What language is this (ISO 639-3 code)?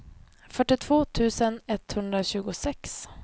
swe